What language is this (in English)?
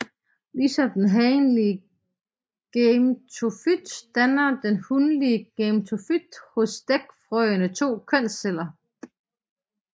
Danish